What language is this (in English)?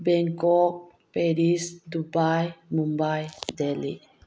Manipuri